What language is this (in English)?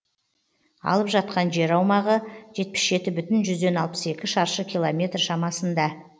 Kazakh